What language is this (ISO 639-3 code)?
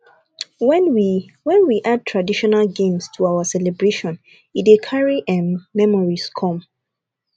pcm